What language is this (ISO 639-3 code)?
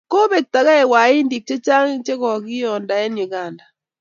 kln